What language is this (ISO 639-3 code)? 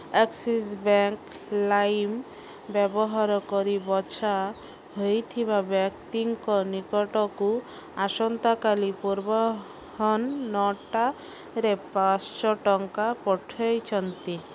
ori